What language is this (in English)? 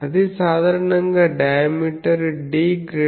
Telugu